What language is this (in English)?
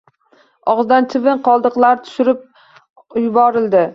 Uzbek